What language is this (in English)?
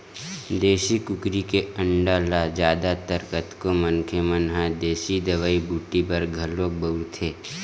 Chhattisgarhi